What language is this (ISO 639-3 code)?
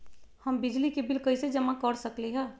mag